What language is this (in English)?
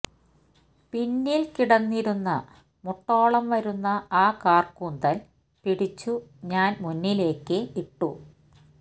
Malayalam